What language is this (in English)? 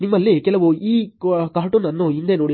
Kannada